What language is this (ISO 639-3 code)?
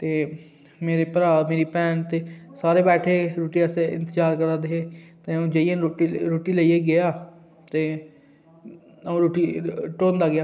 doi